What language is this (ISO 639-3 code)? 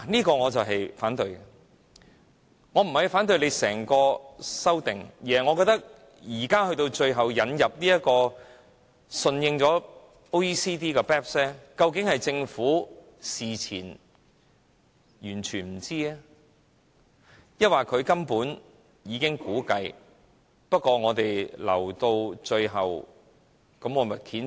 yue